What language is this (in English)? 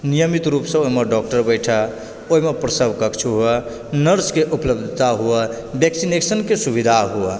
Maithili